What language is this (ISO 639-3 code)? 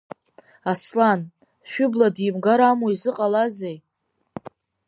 abk